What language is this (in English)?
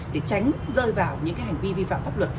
Vietnamese